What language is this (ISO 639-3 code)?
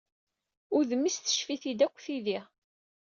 kab